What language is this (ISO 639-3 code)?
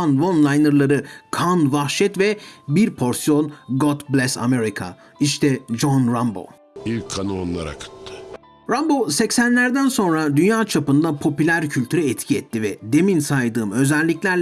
tur